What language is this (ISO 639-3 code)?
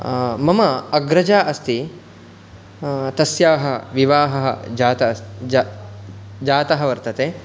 san